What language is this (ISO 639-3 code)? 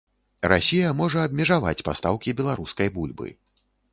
bel